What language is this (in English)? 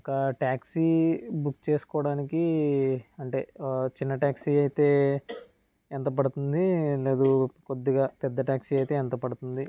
Telugu